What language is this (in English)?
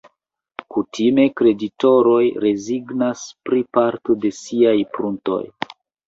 Esperanto